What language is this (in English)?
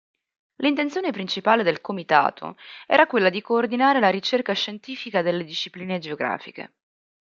Italian